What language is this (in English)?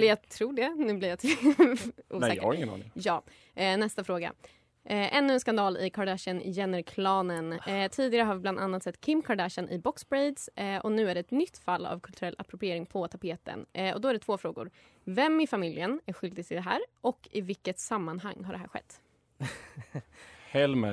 Swedish